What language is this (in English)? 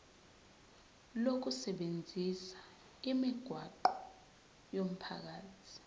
Zulu